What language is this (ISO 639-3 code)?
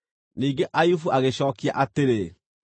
kik